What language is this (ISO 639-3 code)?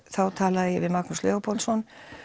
isl